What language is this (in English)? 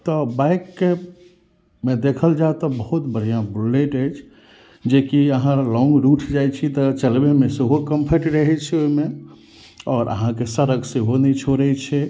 Maithili